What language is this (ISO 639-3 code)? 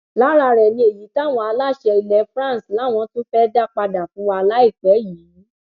yor